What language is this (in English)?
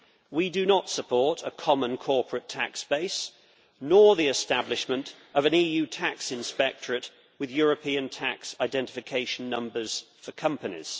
English